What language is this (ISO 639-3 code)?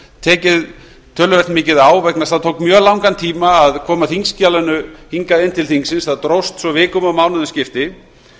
isl